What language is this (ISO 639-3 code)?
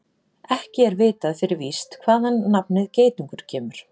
isl